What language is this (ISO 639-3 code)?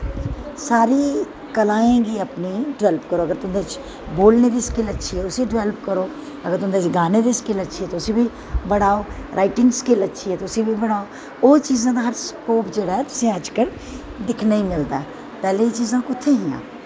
doi